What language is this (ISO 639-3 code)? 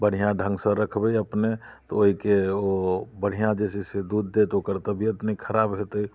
mai